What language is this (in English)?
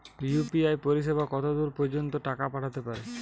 Bangla